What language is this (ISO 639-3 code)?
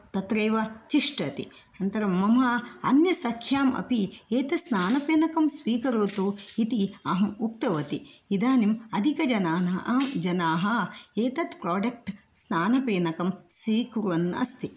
san